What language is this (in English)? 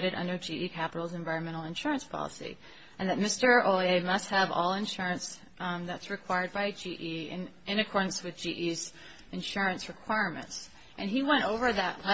English